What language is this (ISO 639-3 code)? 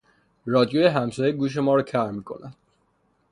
fas